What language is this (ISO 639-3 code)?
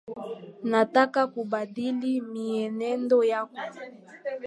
swa